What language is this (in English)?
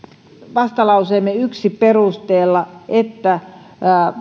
Finnish